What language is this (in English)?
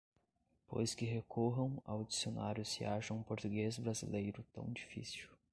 Portuguese